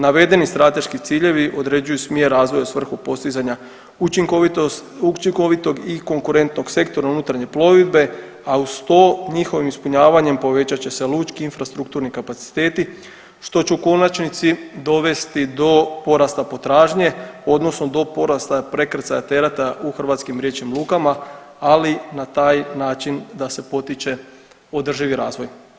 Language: Croatian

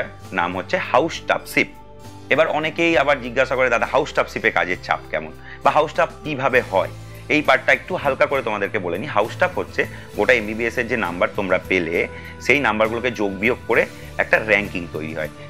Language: English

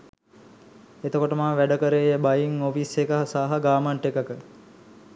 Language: Sinhala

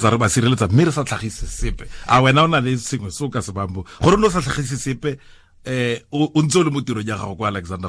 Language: Filipino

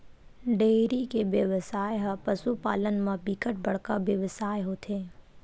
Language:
Chhattisgarhi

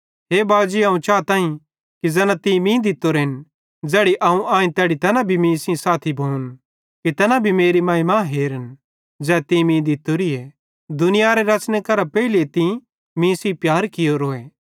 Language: Bhadrawahi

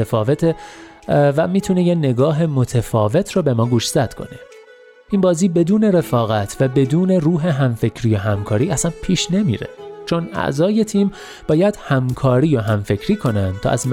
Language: Persian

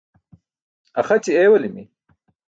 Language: Burushaski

